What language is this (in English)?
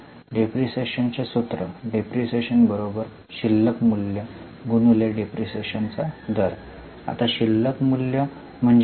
Marathi